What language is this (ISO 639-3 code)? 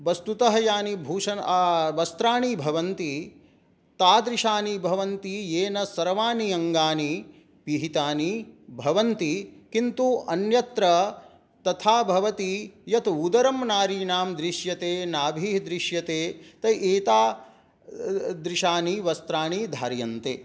san